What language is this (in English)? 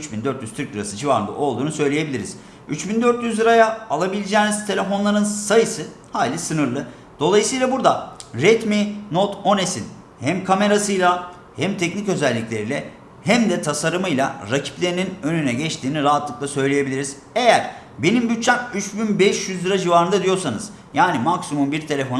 Turkish